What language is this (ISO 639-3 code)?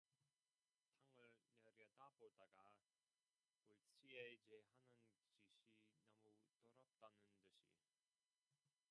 kor